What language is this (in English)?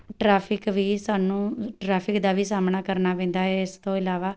Punjabi